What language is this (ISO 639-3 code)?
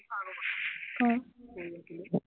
asm